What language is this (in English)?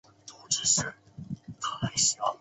Chinese